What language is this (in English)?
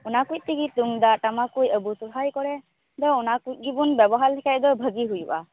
Santali